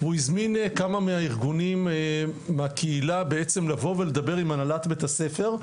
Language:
Hebrew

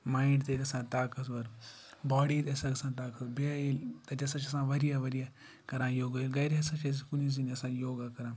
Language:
Kashmiri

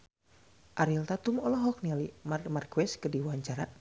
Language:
Sundanese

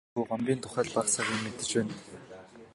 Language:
Mongolian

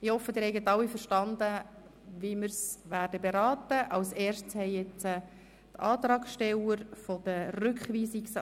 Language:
Swiss German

